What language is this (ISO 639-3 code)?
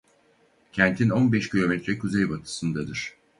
tur